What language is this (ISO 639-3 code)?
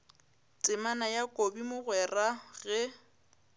nso